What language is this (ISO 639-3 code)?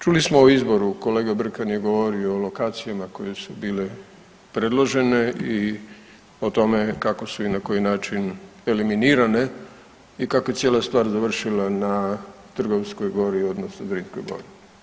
hrv